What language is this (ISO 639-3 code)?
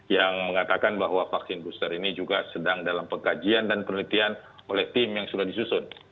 ind